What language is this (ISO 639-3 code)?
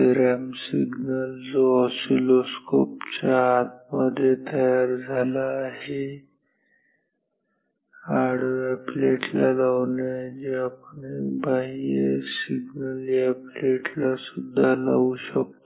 mar